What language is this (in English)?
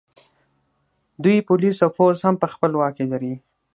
Pashto